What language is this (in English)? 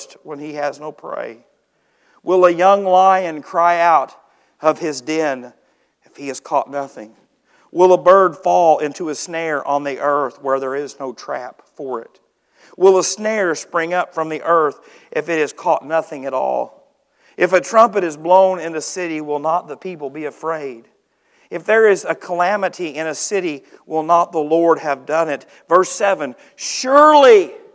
English